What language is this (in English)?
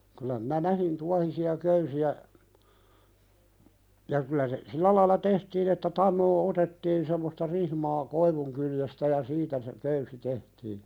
Finnish